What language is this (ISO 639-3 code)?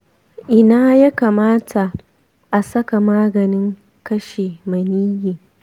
hau